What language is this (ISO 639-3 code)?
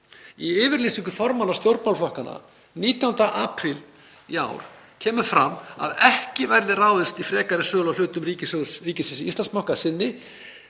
isl